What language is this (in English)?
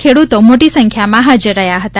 Gujarati